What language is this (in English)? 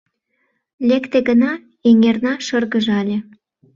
Mari